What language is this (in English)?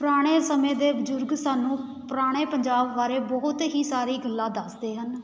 Punjabi